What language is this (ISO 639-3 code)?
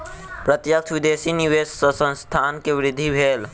mai